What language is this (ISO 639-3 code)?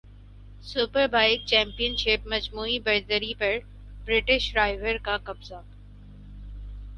urd